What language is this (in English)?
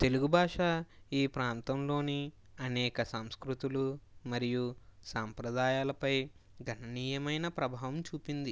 Telugu